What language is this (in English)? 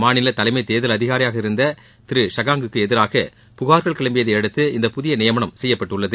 Tamil